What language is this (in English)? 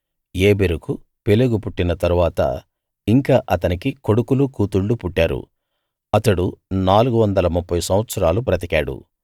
Telugu